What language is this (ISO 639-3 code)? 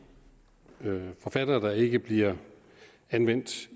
dan